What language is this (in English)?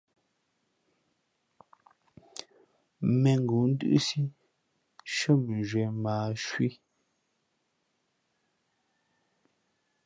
Fe'fe'